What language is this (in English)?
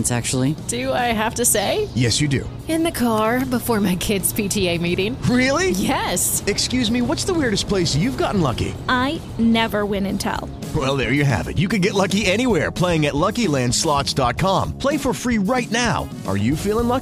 Malay